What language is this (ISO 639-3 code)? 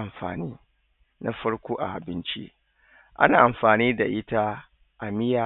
hau